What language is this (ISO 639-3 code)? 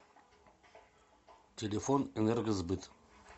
rus